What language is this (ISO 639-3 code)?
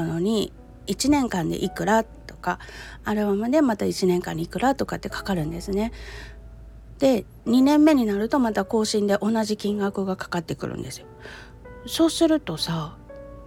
jpn